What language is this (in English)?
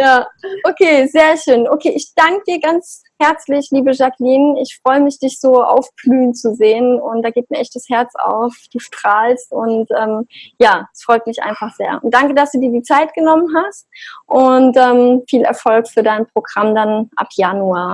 German